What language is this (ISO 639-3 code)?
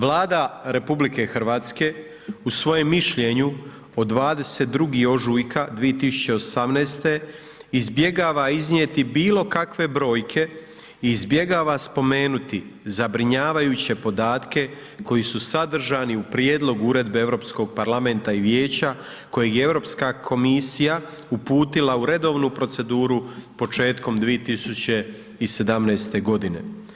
hrv